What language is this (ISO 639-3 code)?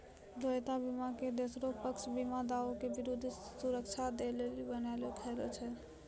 mai